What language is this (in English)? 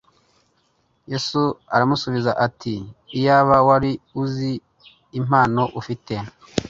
Kinyarwanda